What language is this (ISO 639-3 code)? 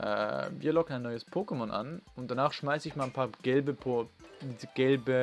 deu